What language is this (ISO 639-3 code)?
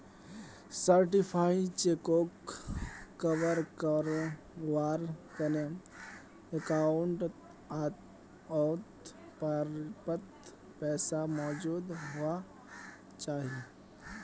mag